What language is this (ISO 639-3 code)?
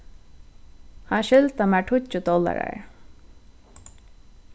fao